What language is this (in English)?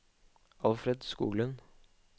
Norwegian